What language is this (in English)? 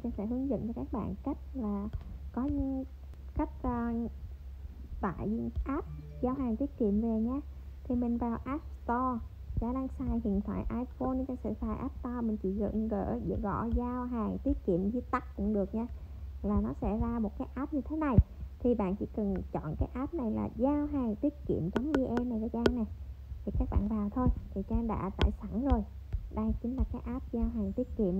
Vietnamese